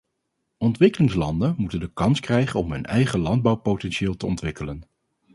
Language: Dutch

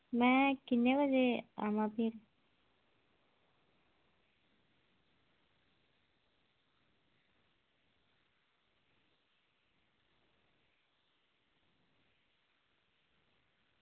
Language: Dogri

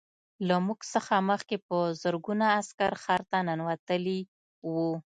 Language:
Pashto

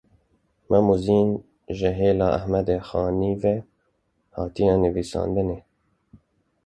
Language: Kurdish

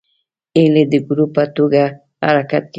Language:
Pashto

